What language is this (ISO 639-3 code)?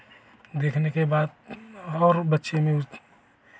hin